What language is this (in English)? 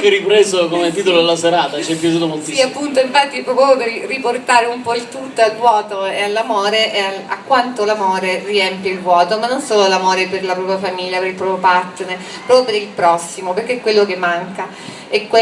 Italian